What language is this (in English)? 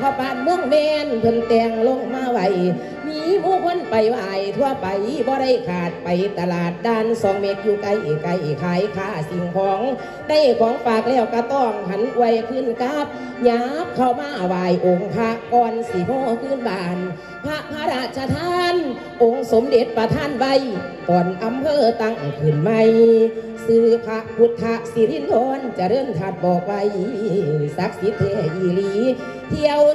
Thai